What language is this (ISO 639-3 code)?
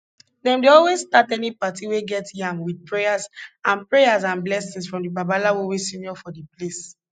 pcm